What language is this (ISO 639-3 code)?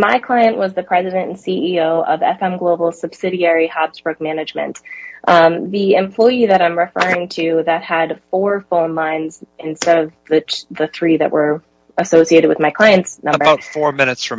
eng